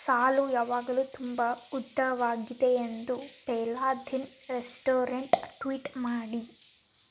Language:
Kannada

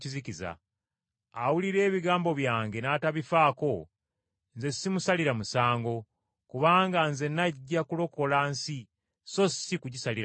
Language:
Ganda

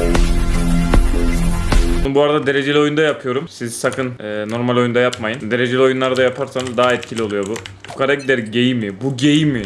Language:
Turkish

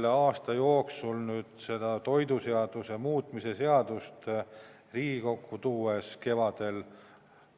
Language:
Estonian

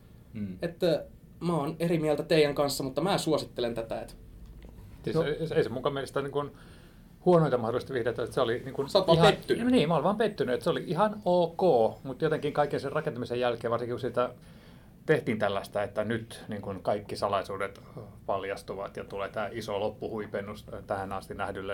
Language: Finnish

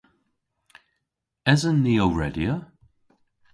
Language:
Cornish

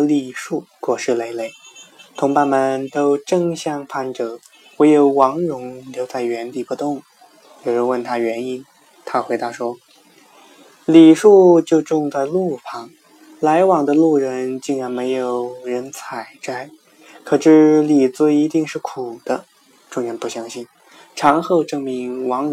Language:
Chinese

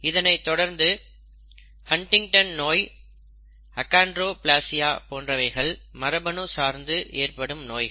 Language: Tamil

